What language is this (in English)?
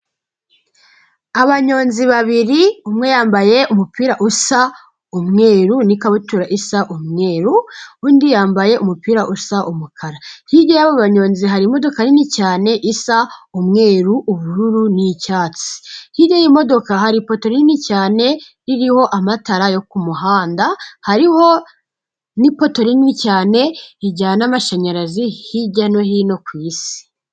Kinyarwanda